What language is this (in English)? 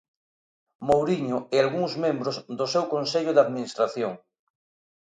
Galician